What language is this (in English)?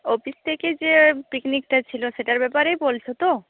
Bangla